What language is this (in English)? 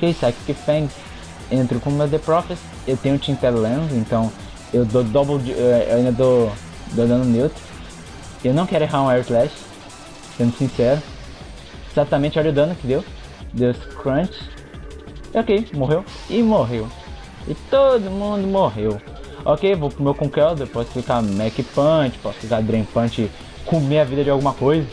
Portuguese